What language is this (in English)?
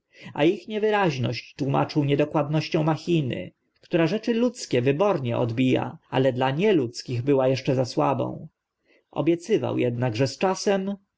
Polish